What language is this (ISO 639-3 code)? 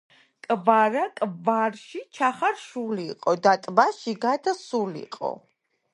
kat